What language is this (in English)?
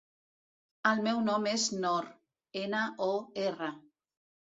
Catalan